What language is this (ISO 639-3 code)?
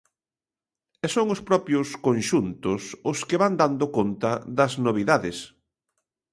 glg